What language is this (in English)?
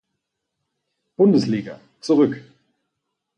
German